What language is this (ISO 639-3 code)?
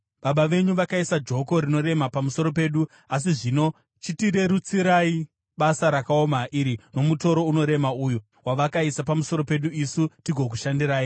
sna